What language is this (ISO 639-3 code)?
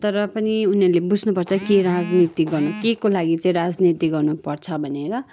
nep